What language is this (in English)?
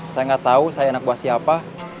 Indonesian